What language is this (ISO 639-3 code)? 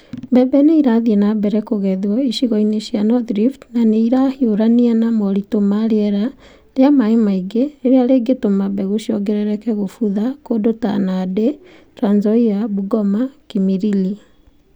kik